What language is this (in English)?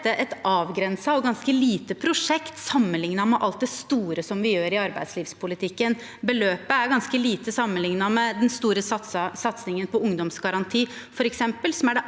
Norwegian